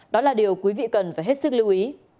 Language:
Vietnamese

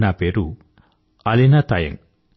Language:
Telugu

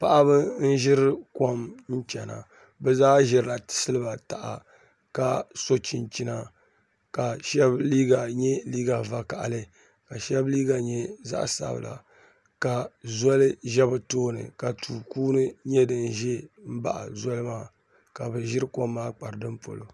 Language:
Dagbani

